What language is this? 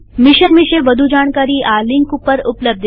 Gujarati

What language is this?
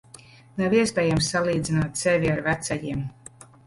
Latvian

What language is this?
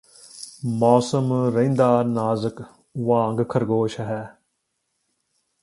Punjabi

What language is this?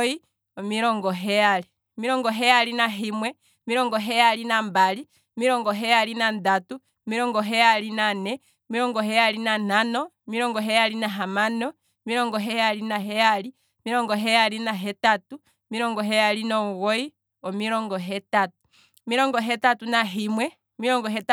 Kwambi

